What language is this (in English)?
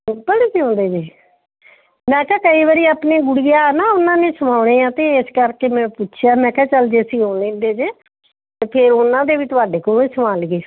Punjabi